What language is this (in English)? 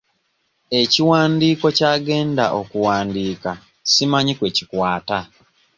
Ganda